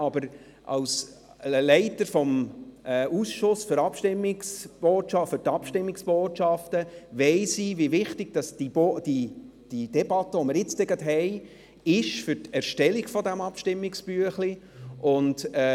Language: Swiss German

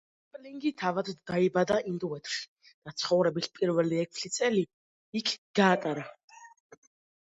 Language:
Georgian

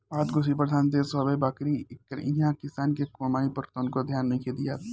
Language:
Bhojpuri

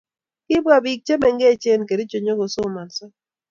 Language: Kalenjin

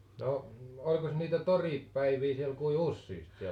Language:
Finnish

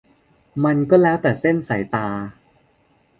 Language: Thai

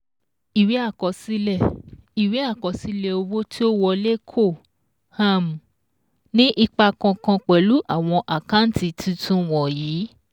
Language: Yoruba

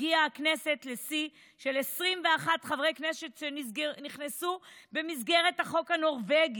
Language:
Hebrew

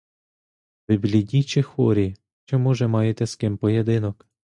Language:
Ukrainian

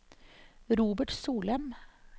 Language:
Norwegian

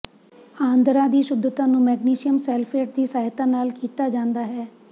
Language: Punjabi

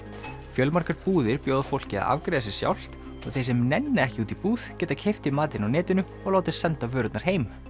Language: Icelandic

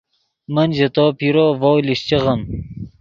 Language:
Yidgha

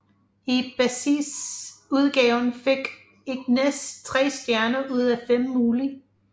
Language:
Danish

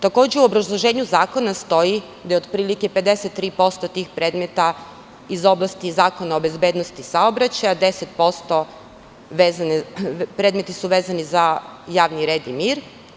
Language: Serbian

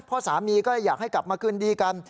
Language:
Thai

